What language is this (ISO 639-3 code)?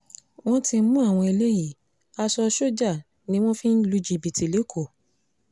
yor